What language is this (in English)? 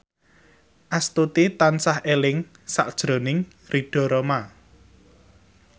Javanese